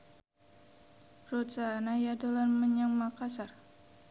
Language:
Javanese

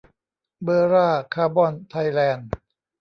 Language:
Thai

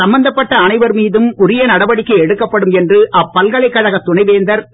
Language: Tamil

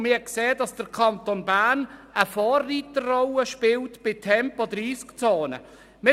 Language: Swiss German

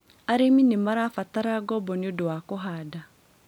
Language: Kikuyu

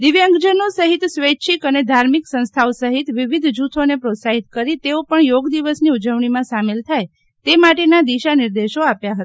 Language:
Gujarati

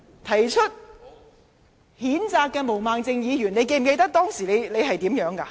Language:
Cantonese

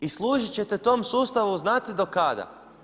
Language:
Croatian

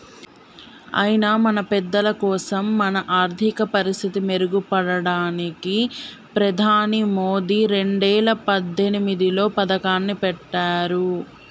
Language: Telugu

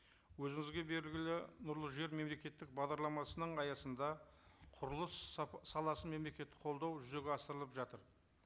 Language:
Kazakh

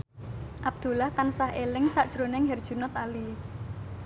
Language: Javanese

